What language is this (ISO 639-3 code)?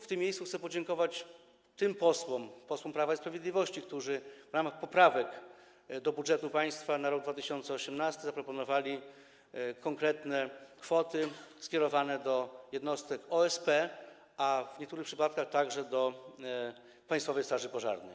pol